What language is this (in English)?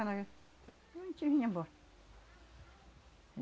Portuguese